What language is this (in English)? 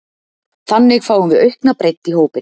Icelandic